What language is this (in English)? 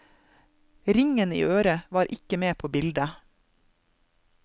Norwegian